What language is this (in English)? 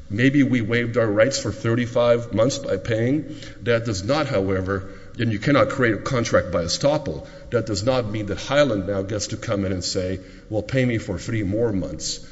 English